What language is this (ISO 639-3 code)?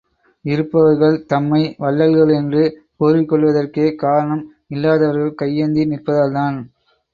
tam